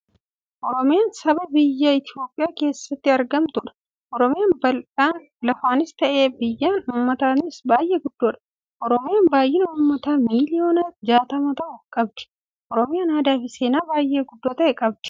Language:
Oromo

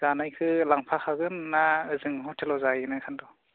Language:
Bodo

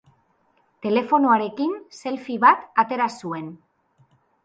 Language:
Basque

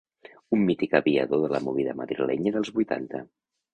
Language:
Catalan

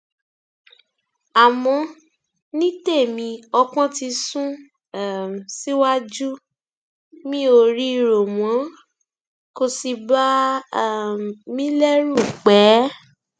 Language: Yoruba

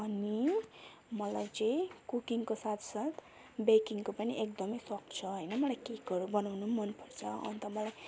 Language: Nepali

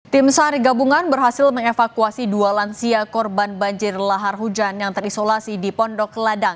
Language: Indonesian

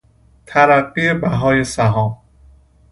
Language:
Persian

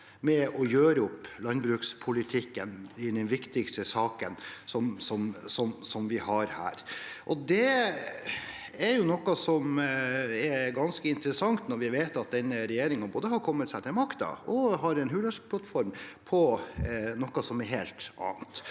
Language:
Norwegian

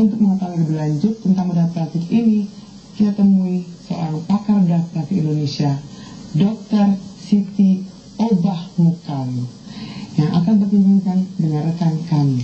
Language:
Indonesian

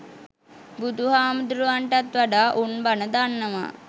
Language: Sinhala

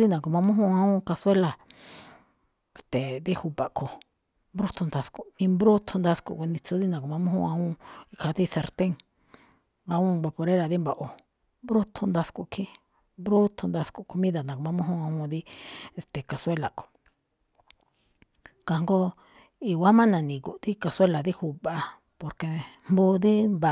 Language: Malinaltepec Me'phaa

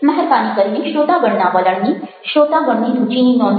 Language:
Gujarati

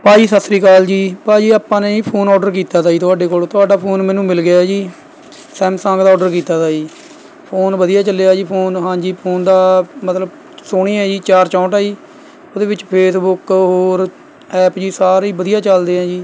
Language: Punjabi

